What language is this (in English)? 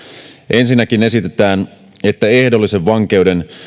Finnish